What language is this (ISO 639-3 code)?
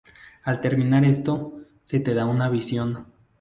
spa